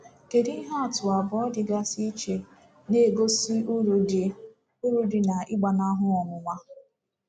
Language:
Igbo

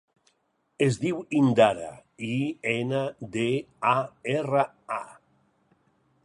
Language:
Catalan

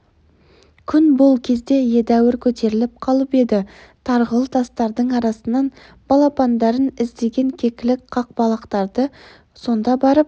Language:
Kazakh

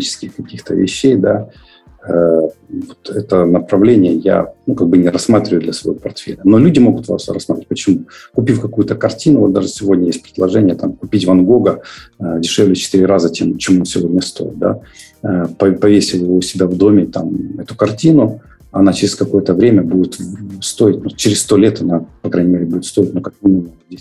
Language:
Russian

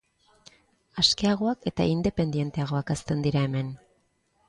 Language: Basque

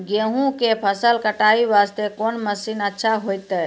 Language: Maithili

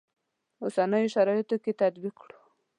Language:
Pashto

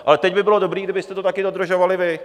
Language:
Czech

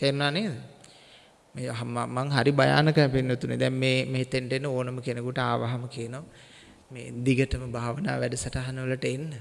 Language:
Sinhala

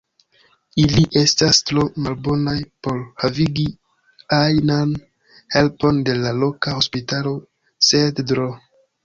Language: Esperanto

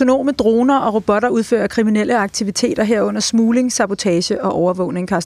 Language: Danish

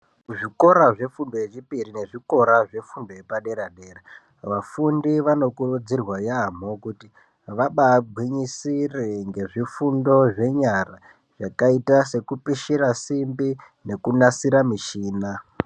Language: Ndau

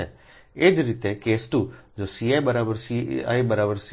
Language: Gujarati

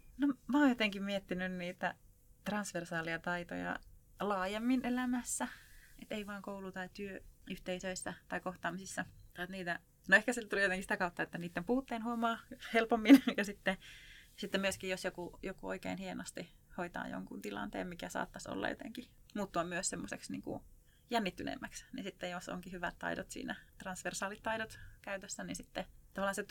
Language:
Finnish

